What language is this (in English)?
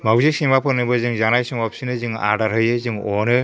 Bodo